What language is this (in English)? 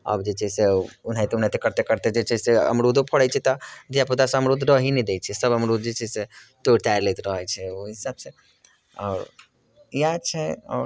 Maithili